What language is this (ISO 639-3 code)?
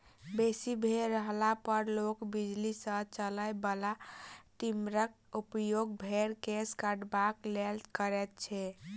mai